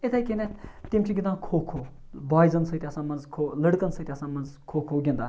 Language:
Kashmiri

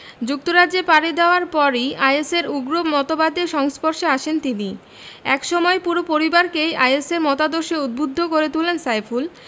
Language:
Bangla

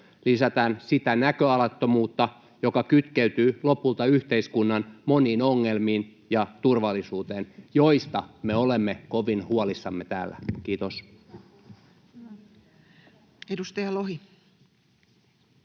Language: Finnish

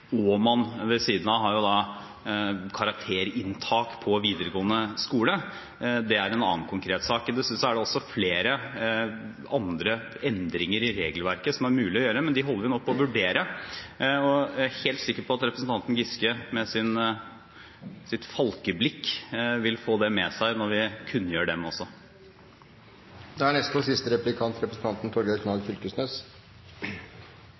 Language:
Norwegian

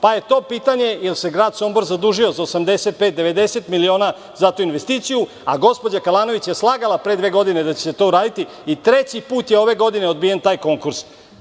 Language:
Serbian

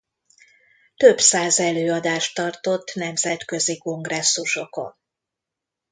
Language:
Hungarian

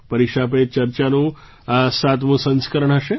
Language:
Gujarati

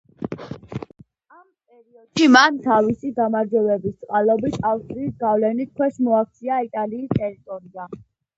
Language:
Georgian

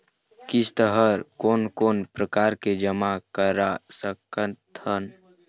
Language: Chhattisgarhi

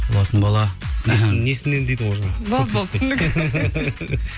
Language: Kazakh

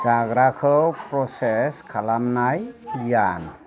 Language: Bodo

